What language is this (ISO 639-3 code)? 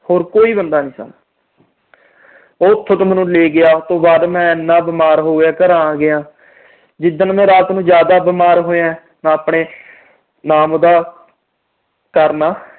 pan